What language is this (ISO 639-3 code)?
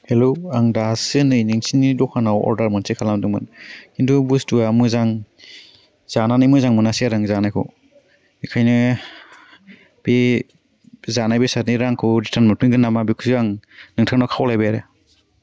brx